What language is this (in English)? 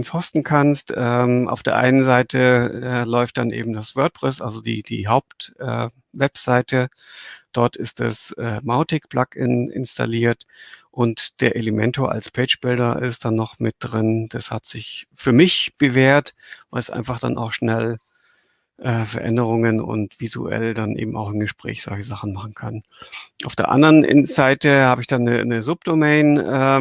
German